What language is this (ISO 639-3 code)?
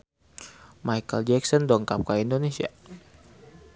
sun